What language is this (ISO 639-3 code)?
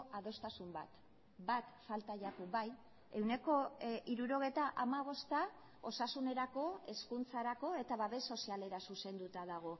eus